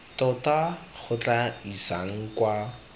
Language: Tswana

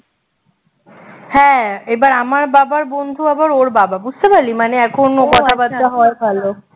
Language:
Bangla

